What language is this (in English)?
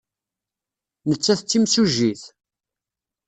Kabyle